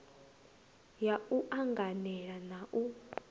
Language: Venda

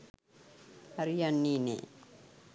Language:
Sinhala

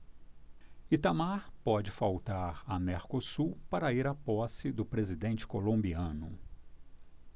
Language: Portuguese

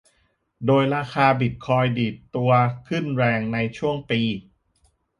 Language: Thai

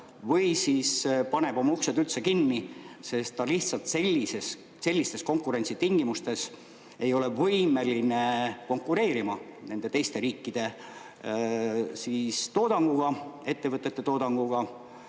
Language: Estonian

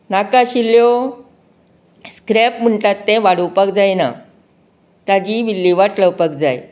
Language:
Konkani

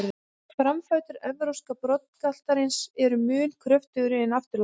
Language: Icelandic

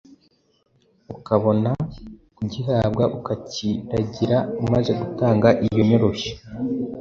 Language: Kinyarwanda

